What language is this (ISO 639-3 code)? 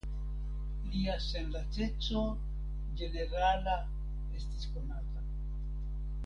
epo